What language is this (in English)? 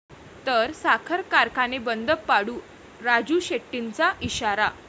Marathi